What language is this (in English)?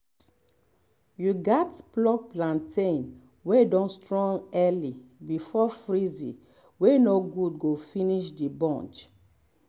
Nigerian Pidgin